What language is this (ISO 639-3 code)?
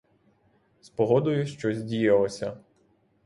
ukr